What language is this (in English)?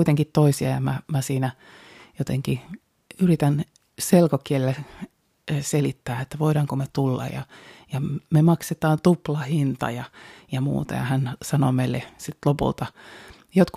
Finnish